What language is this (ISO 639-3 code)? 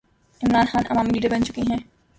urd